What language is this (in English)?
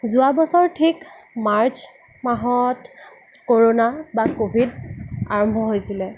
Assamese